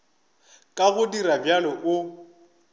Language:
Northern Sotho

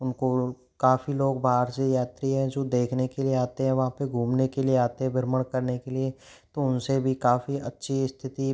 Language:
Hindi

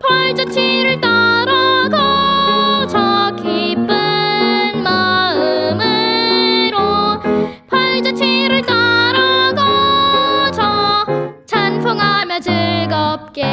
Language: Korean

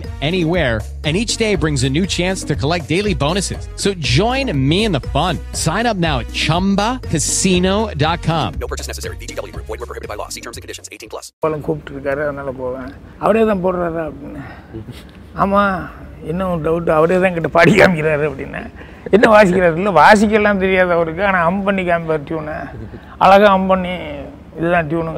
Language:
Tamil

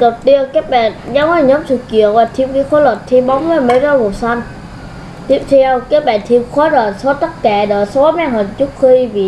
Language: Vietnamese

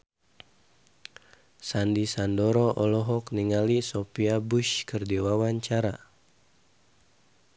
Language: Sundanese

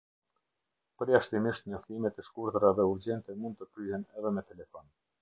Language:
Albanian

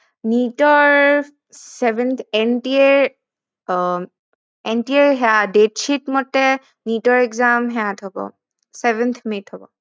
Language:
Assamese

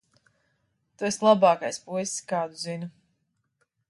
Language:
Latvian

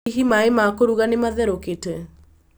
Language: Kikuyu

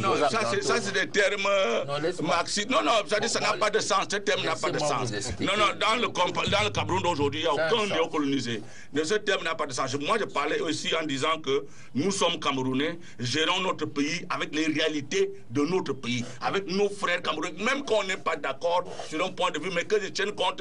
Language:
French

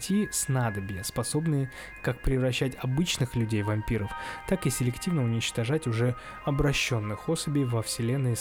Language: Russian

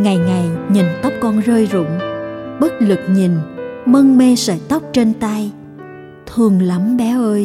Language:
Vietnamese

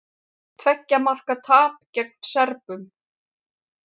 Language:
Icelandic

